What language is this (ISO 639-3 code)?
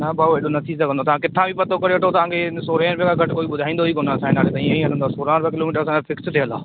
snd